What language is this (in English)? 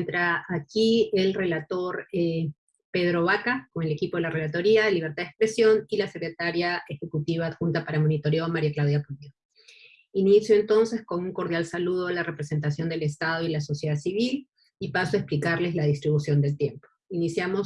Spanish